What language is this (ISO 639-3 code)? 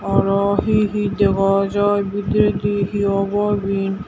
ccp